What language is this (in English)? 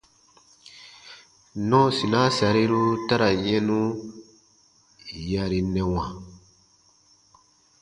Baatonum